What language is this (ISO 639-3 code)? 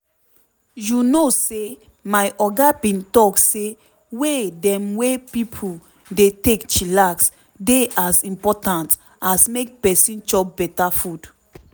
pcm